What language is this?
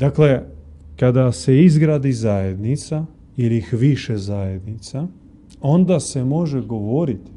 Croatian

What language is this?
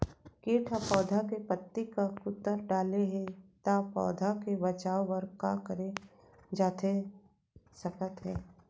Chhattisgarhi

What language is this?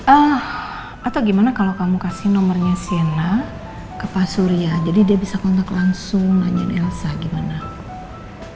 Indonesian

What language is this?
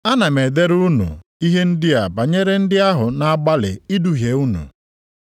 Igbo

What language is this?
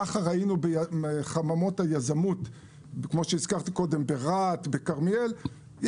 Hebrew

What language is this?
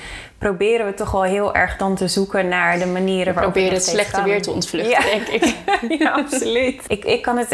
Dutch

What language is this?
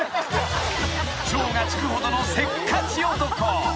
Japanese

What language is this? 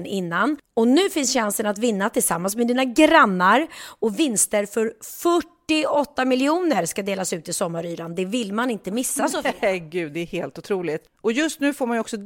Swedish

